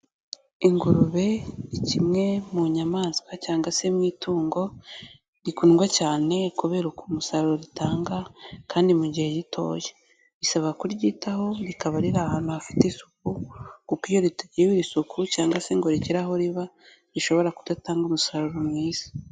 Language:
Kinyarwanda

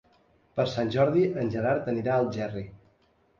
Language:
Catalan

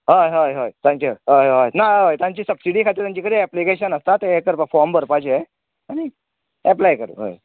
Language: Konkani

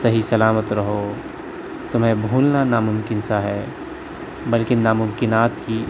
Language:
Urdu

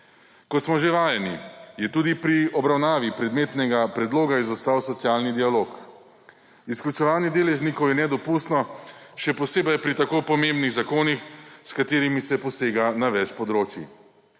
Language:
Slovenian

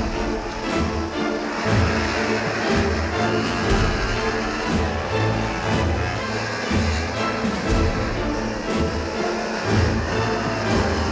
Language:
Indonesian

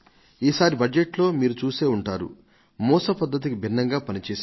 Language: Telugu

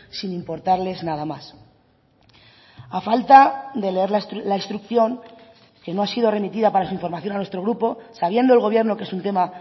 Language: Spanish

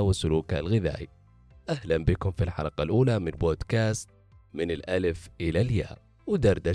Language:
Arabic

